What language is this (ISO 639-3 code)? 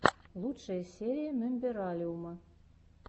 rus